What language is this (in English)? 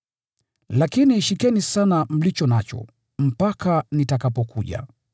Swahili